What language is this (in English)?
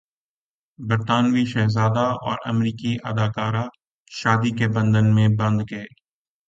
Urdu